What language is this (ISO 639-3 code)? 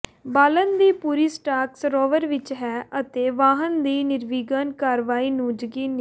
pan